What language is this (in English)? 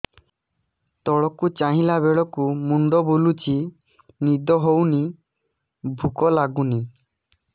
Odia